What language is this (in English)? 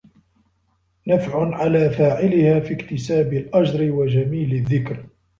Arabic